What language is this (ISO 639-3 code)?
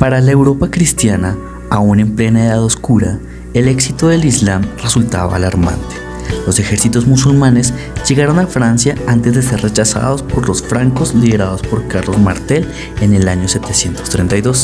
spa